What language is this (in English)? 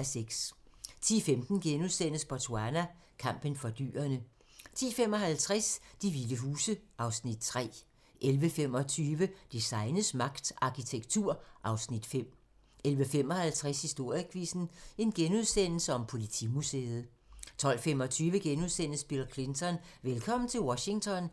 Danish